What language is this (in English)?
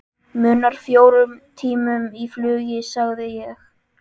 Icelandic